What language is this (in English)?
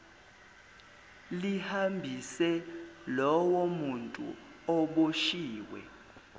Zulu